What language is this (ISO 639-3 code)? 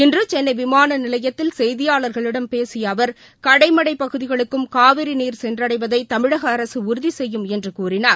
tam